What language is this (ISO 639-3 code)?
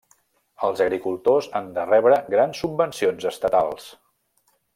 cat